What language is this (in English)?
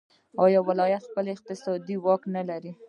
Pashto